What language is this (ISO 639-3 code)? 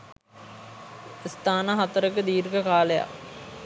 sin